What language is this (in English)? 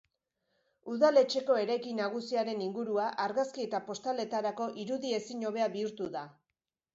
Basque